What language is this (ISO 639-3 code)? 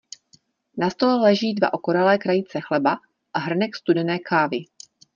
ces